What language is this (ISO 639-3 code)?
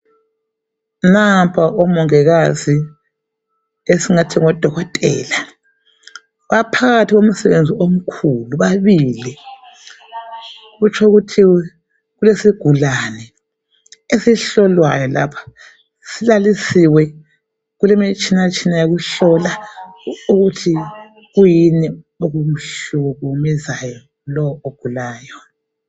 nde